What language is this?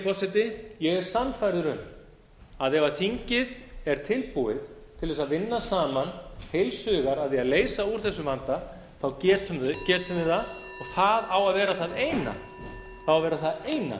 Icelandic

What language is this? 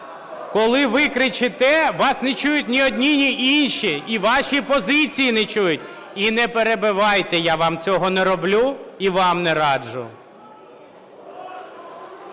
Ukrainian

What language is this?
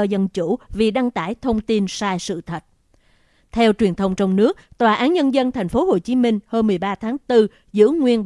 Vietnamese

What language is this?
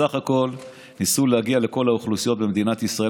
Hebrew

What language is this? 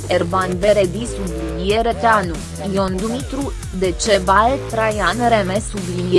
Romanian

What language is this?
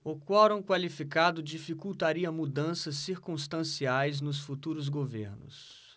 Portuguese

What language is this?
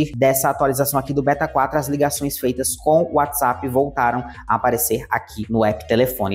Portuguese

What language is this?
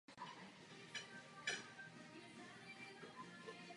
Czech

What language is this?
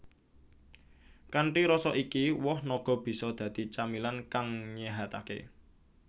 Javanese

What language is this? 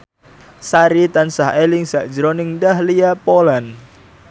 Javanese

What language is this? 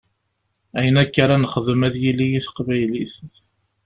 Kabyle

